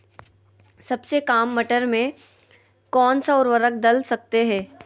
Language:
Magahi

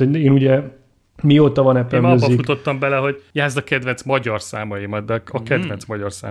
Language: Hungarian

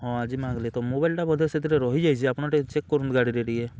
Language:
Odia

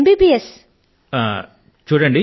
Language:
Telugu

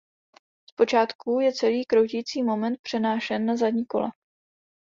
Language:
Czech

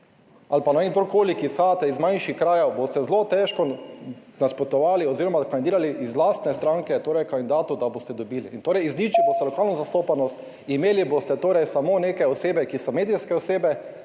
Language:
Slovenian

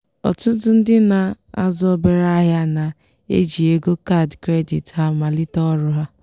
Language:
Igbo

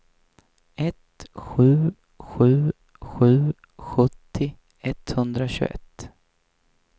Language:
Swedish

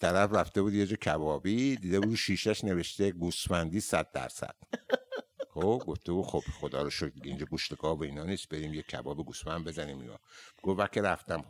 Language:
Persian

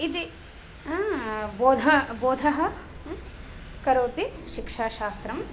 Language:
Sanskrit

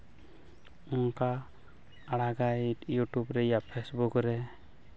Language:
Santali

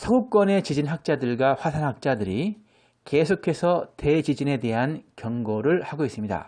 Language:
Korean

